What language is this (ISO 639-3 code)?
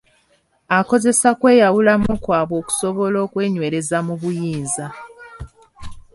lug